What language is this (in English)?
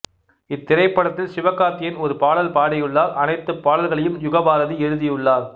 Tamil